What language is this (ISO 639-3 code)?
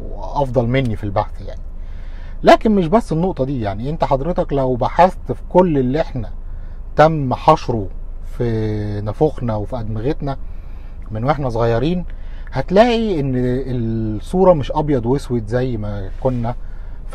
ara